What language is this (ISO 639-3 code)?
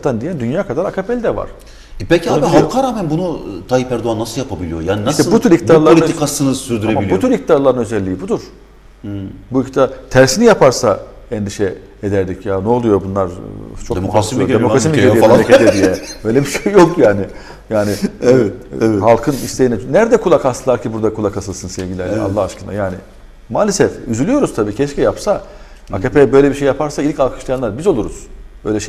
tur